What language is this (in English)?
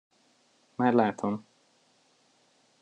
Hungarian